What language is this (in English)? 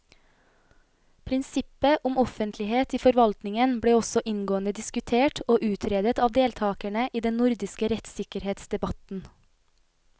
Norwegian